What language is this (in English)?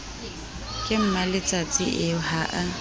Southern Sotho